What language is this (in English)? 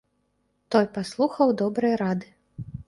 Belarusian